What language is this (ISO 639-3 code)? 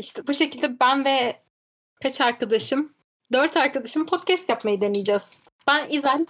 tur